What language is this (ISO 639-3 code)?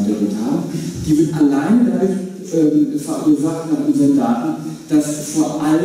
deu